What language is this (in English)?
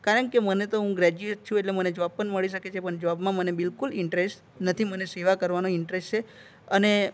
Gujarati